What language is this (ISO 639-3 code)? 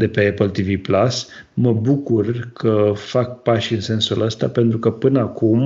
ron